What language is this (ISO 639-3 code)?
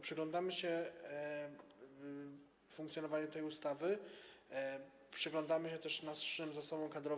pol